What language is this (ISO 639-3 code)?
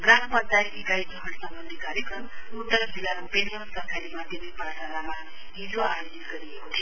nep